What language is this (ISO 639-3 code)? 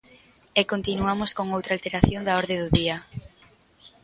glg